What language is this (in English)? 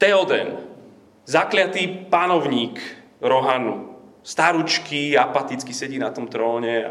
Slovak